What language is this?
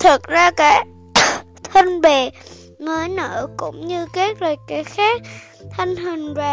Vietnamese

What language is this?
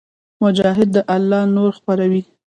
Pashto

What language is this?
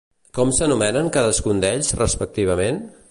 Catalan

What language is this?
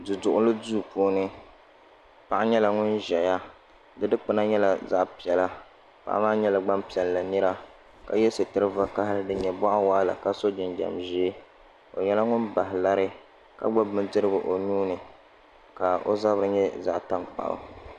Dagbani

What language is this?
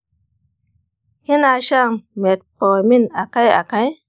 Hausa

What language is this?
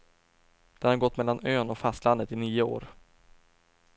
Swedish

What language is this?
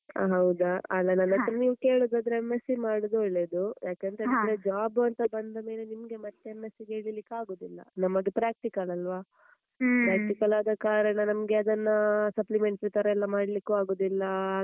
Kannada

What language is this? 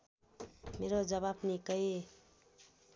Nepali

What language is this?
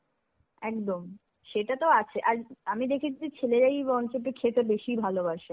Bangla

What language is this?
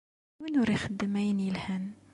Kabyle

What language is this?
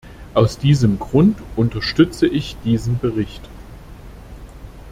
German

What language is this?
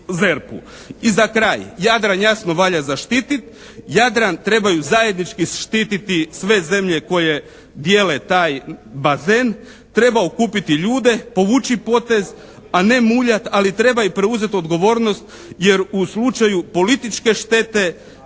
Croatian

